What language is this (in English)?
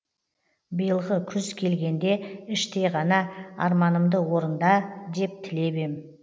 Kazakh